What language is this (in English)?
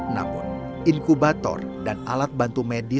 Indonesian